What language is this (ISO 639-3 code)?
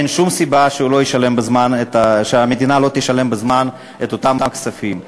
heb